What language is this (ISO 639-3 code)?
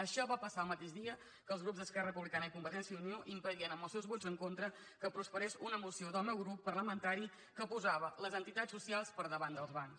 cat